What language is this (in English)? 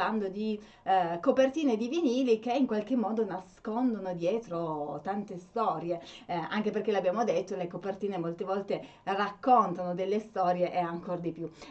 Italian